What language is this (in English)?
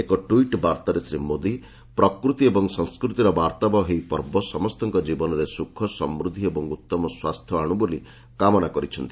Odia